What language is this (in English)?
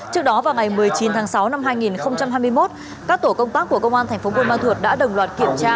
Vietnamese